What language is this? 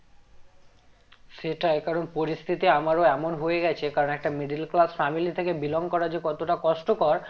Bangla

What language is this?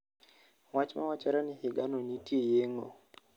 Luo (Kenya and Tanzania)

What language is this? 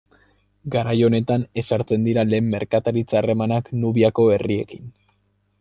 Basque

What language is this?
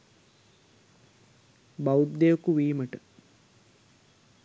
Sinhala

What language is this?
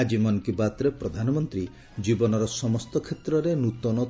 Odia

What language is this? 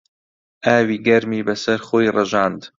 Central Kurdish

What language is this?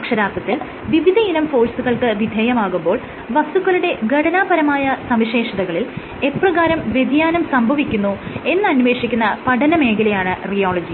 Malayalam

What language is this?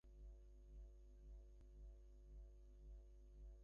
Bangla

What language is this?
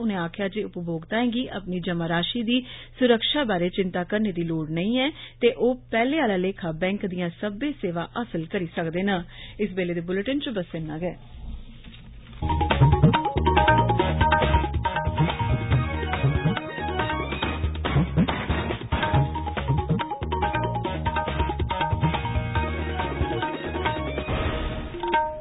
Dogri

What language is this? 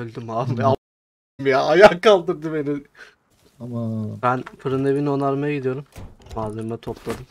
Turkish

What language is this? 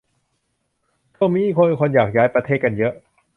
Thai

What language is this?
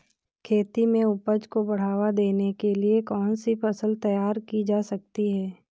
Hindi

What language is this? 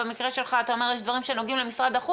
Hebrew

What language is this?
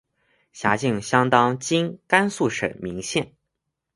Chinese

